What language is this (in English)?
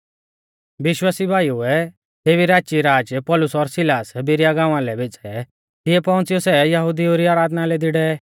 Mahasu Pahari